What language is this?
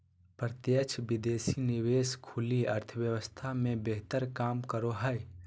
Magahi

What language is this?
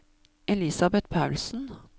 Norwegian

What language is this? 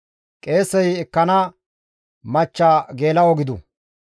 Gamo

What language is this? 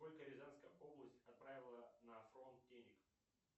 Russian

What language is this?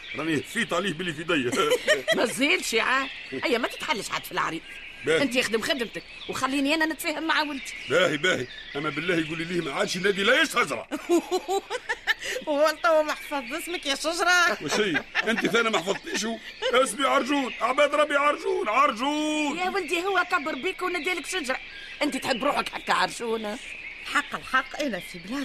Arabic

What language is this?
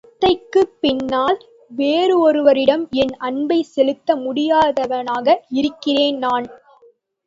Tamil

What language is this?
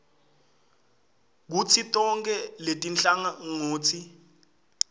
Swati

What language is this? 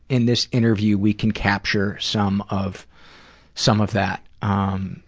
English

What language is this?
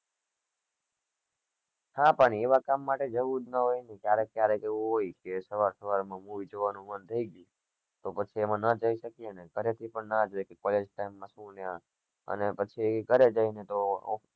Gujarati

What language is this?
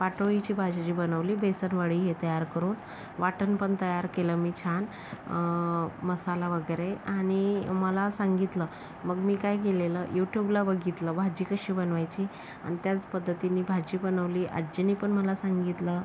Marathi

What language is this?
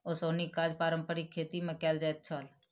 Maithili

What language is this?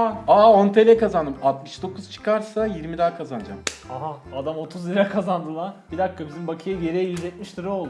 Turkish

